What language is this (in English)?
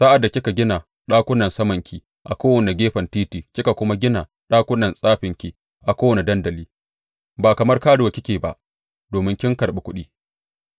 Hausa